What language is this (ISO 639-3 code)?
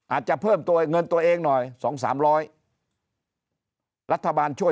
tha